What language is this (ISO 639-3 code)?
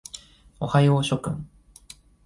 jpn